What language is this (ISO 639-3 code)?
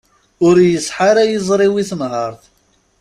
kab